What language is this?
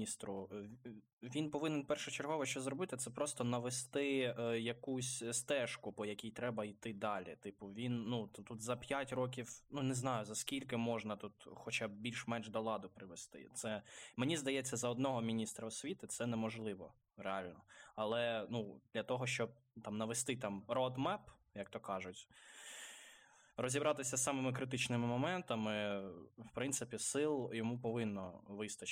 Ukrainian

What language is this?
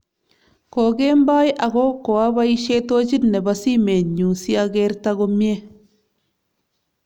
Kalenjin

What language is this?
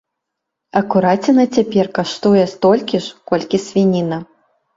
Belarusian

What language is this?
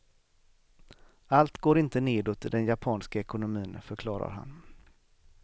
Swedish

